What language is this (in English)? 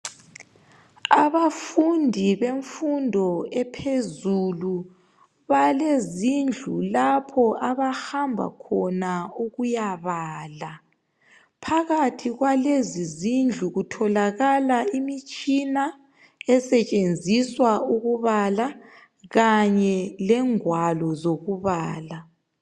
North Ndebele